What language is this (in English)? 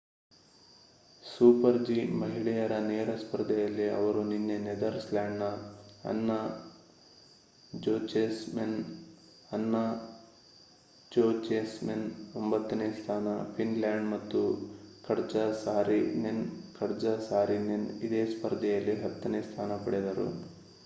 Kannada